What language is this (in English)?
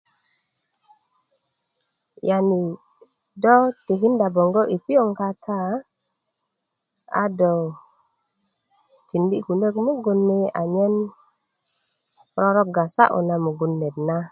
Kuku